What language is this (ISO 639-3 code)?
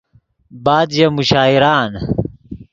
ydg